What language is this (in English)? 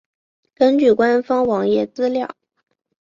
Chinese